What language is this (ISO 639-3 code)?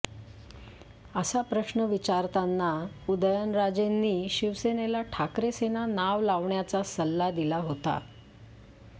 mar